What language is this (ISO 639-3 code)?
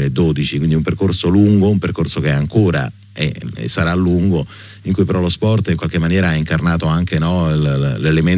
ita